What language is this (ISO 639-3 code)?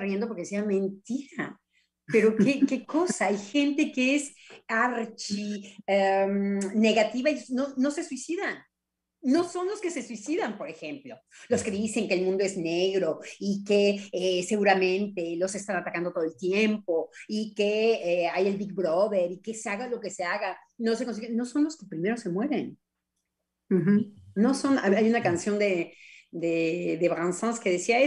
spa